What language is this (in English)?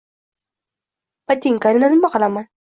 Uzbek